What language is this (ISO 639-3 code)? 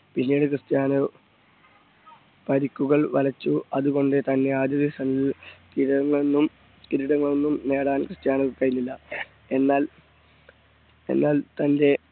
mal